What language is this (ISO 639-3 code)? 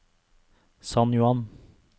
nor